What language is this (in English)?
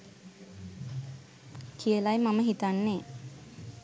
Sinhala